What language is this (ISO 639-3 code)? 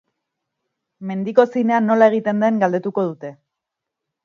eus